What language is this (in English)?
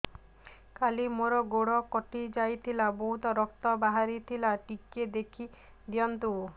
Odia